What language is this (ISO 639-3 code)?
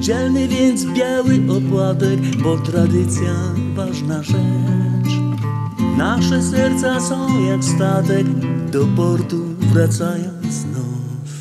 pol